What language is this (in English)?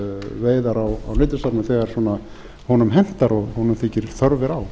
Icelandic